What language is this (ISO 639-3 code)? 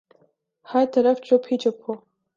urd